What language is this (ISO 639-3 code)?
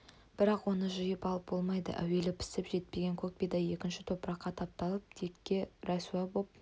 kaz